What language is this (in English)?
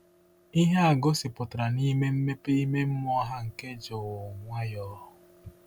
Igbo